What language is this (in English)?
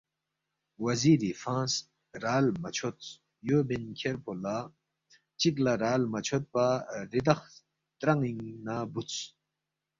Balti